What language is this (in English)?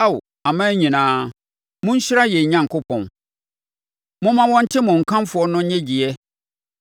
Akan